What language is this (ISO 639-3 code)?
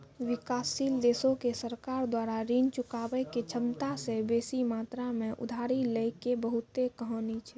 mai